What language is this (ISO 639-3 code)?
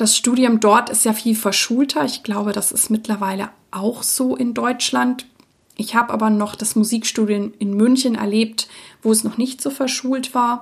deu